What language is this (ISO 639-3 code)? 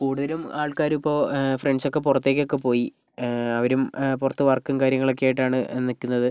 mal